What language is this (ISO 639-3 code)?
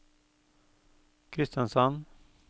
nor